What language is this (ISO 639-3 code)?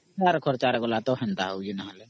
ori